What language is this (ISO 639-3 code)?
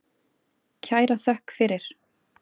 isl